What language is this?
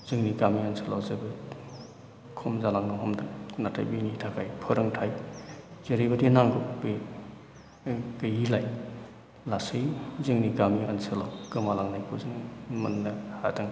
Bodo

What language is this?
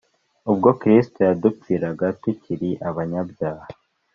Kinyarwanda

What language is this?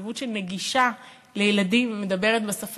Hebrew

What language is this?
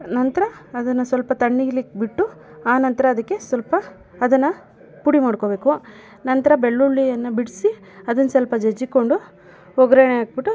Kannada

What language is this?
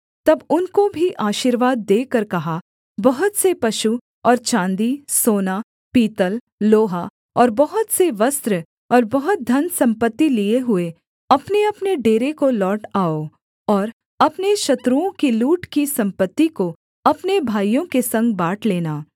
Hindi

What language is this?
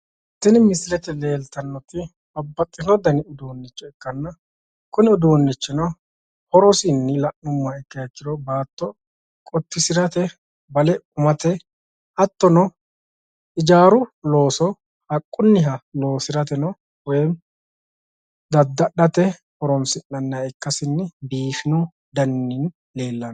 Sidamo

